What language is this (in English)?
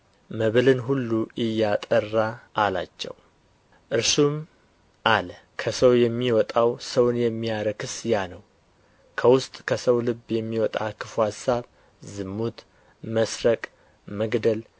Amharic